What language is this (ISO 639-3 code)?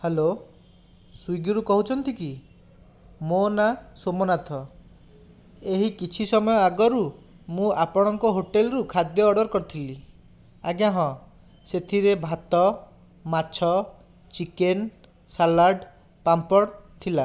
ori